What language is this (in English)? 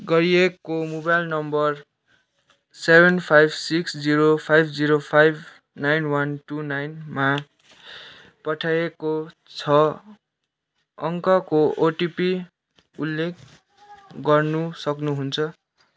Nepali